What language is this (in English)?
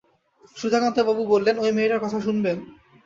Bangla